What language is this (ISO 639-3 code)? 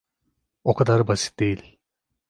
tur